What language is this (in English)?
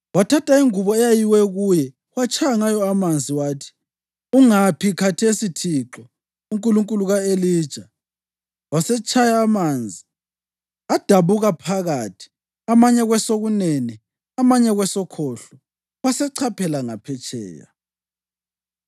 North Ndebele